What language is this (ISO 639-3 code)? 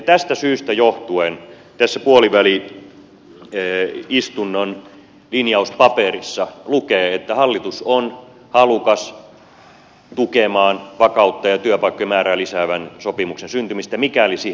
fin